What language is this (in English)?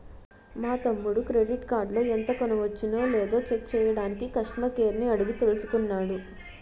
Telugu